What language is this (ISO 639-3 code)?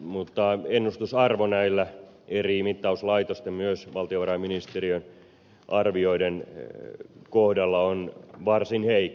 fin